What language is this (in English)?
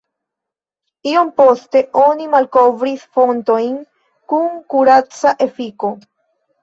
Esperanto